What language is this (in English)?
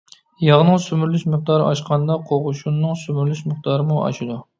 Uyghur